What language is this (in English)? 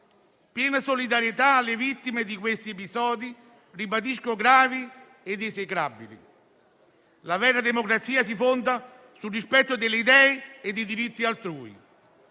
Italian